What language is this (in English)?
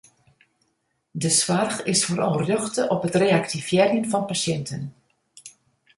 Western Frisian